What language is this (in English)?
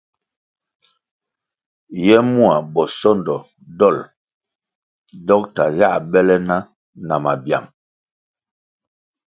Kwasio